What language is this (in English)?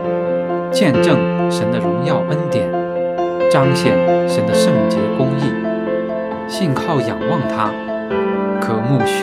Chinese